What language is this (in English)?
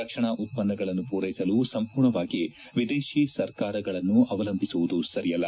Kannada